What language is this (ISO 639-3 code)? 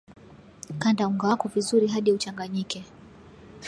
swa